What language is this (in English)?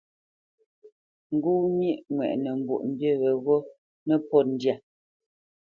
Bamenyam